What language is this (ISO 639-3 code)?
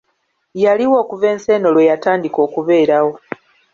lug